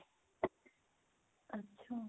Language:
Punjabi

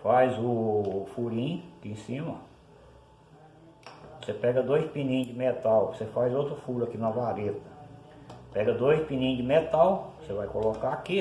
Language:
Portuguese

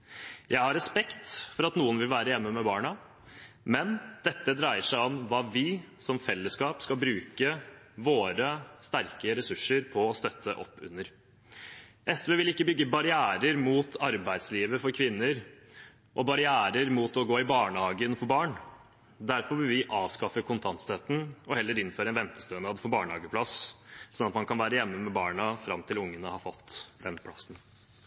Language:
Norwegian Bokmål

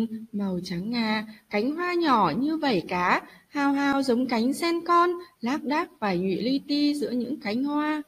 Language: Vietnamese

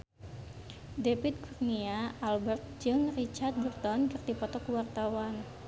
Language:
Sundanese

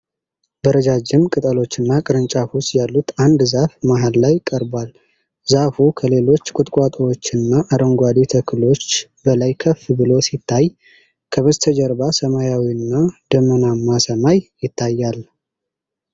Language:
Amharic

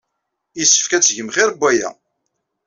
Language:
Kabyle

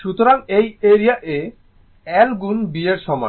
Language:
Bangla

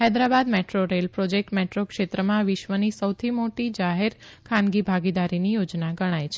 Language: Gujarati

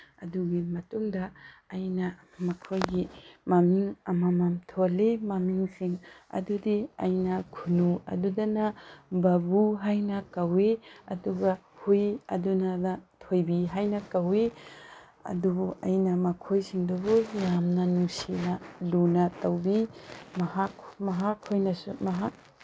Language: Manipuri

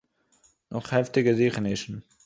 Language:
Yiddish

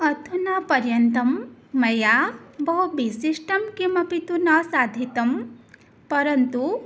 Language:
Sanskrit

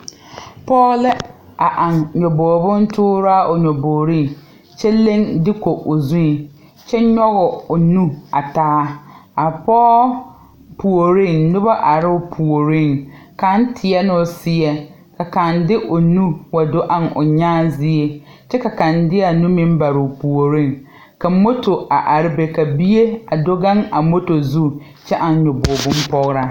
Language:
Southern Dagaare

